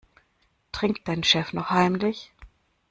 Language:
German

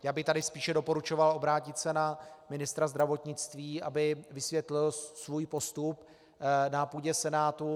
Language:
Czech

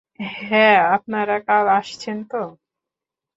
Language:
Bangla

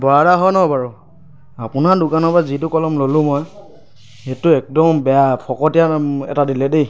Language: Assamese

